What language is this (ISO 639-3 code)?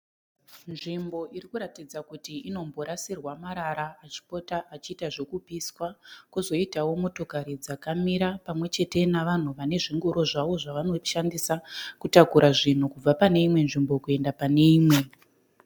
sna